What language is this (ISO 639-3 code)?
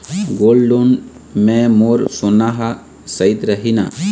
hne